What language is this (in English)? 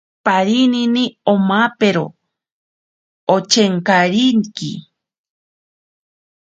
Ashéninka Perené